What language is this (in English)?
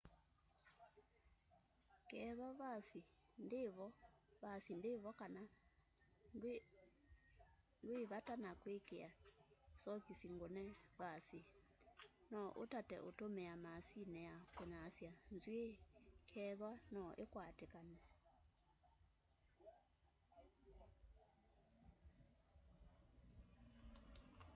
Kamba